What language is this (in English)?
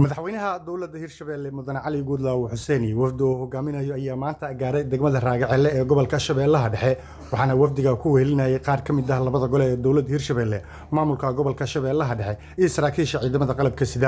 Arabic